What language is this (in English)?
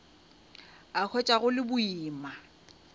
Northern Sotho